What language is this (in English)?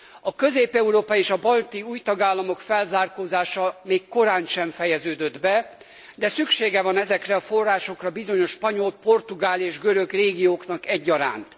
Hungarian